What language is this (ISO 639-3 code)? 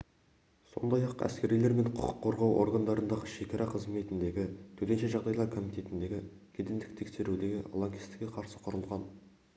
kaz